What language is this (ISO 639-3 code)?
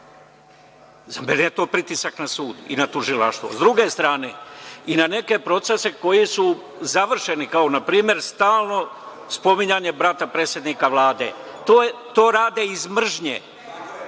srp